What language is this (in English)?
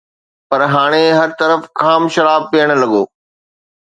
Sindhi